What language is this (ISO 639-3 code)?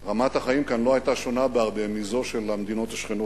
heb